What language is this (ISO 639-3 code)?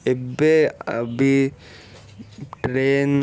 ori